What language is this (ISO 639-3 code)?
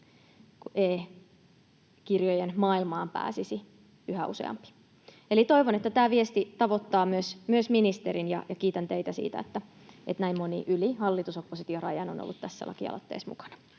fin